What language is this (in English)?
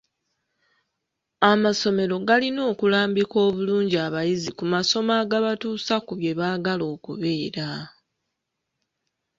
Ganda